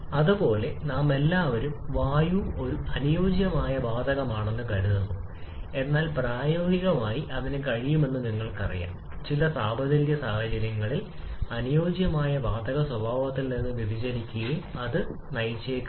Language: Malayalam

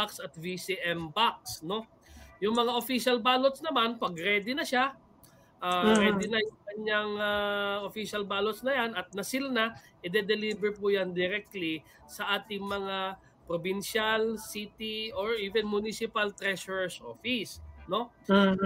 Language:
Filipino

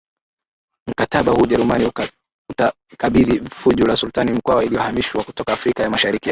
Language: Swahili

